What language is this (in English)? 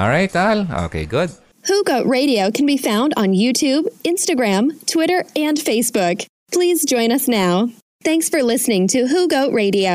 Filipino